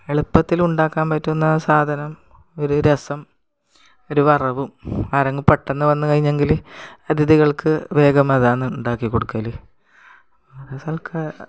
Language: Malayalam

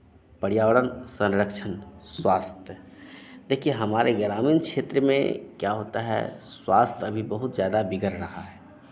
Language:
Hindi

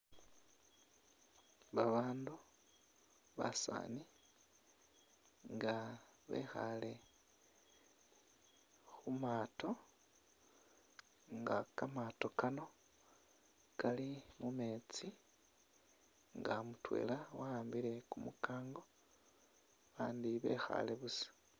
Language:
Masaaba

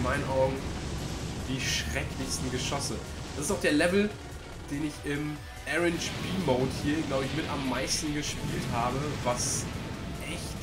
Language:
German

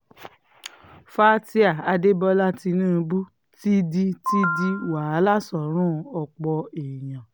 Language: Yoruba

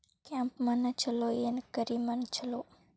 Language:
Kannada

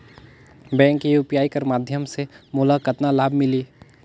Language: Chhattisgarhi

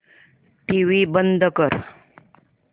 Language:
Marathi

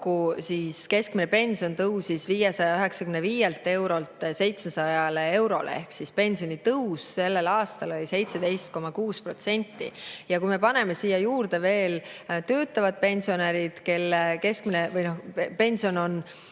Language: Estonian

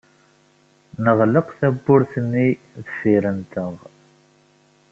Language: Kabyle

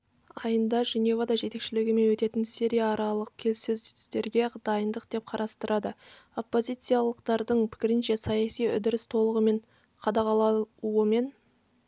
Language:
Kazakh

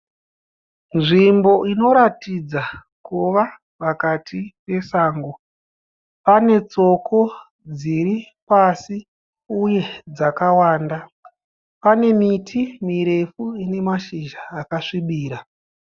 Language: Shona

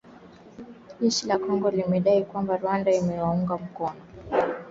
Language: Swahili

